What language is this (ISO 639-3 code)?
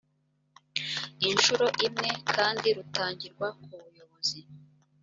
kin